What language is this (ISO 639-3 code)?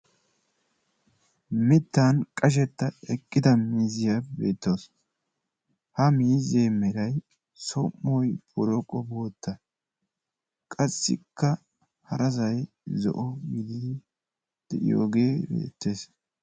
wal